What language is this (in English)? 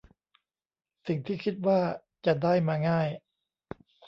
Thai